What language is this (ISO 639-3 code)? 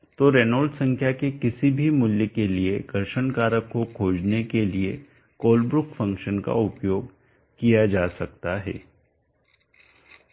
hin